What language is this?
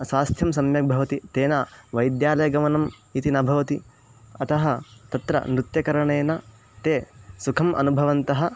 Sanskrit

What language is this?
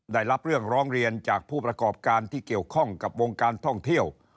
Thai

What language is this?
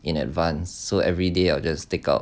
English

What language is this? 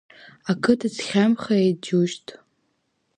Abkhazian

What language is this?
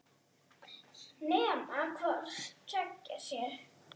Icelandic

